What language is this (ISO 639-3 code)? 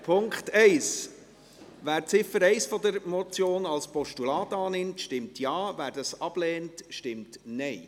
gsw